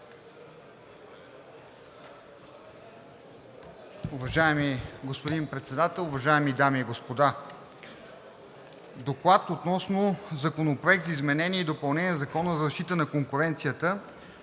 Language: Bulgarian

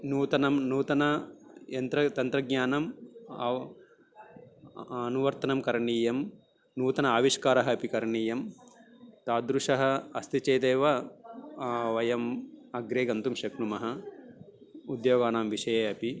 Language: Sanskrit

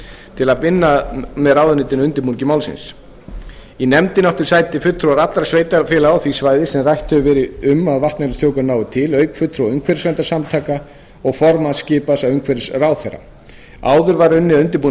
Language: Icelandic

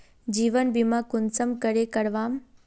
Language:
Magahi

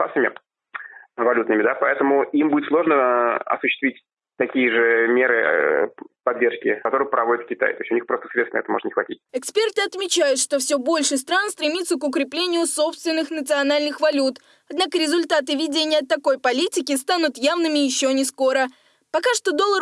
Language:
Russian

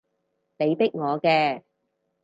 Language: Cantonese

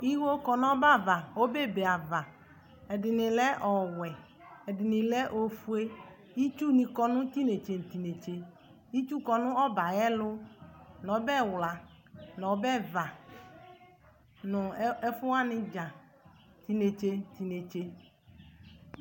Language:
Ikposo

